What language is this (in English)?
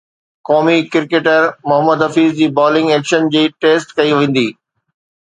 Sindhi